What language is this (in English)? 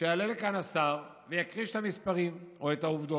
Hebrew